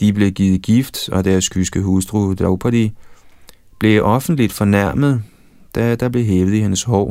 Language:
Danish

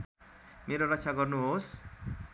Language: Nepali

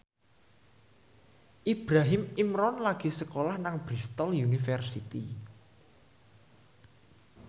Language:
Javanese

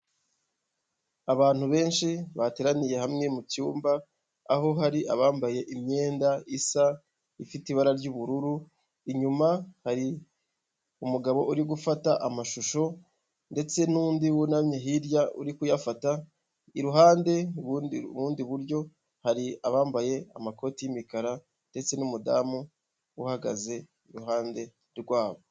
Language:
Kinyarwanda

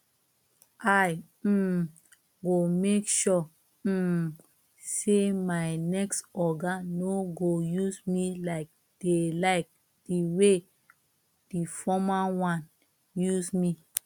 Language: Nigerian Pidgin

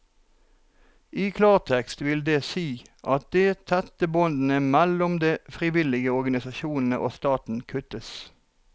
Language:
Norwegian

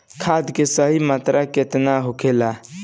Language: Bhojpuri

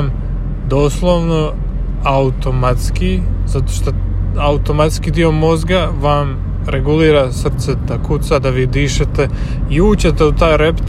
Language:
Croatian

